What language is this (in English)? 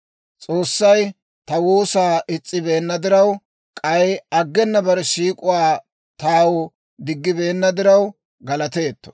Dawro